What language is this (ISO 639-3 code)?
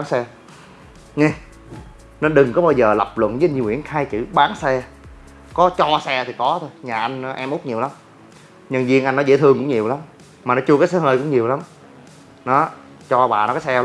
vie